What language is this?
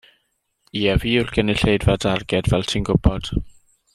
Welsh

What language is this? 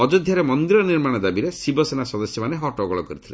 Odia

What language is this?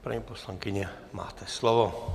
Czech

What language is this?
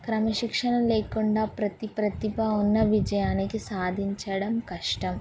Telugu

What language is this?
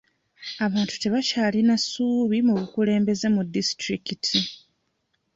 Ganda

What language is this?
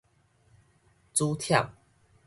Min Nan Chinese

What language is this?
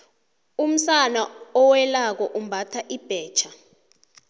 South Ndebele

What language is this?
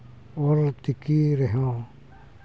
Santali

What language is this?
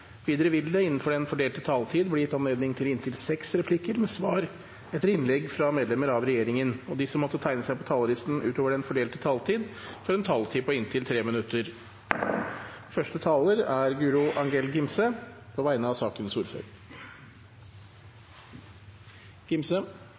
Norwegian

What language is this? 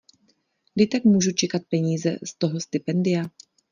Czech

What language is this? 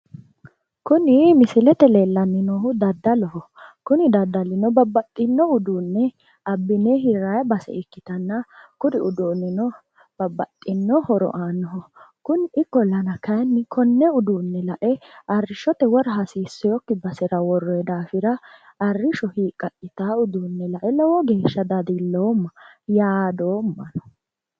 Sidamo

